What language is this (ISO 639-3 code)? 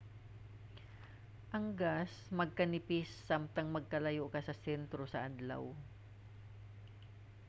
ceb